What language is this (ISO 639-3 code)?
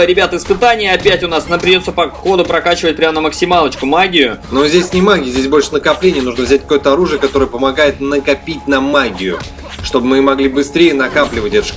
rus